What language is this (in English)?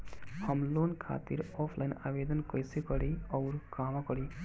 Bhojpuri